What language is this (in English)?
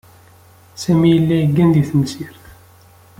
Kabyle